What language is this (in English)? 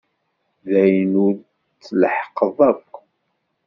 Kabyle